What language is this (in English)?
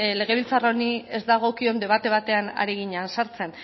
Basque